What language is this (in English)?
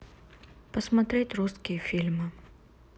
Russian